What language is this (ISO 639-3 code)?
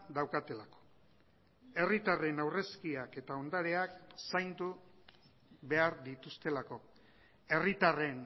eus